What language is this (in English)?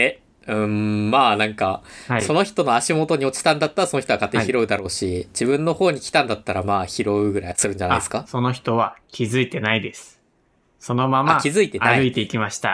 Japanese